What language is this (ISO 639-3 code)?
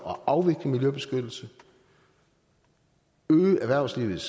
dan